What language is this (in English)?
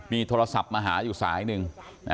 Thai